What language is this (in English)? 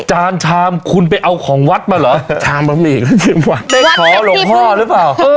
Thai